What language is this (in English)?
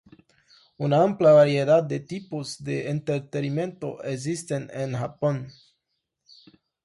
Spanish